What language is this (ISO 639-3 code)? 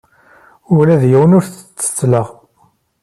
kab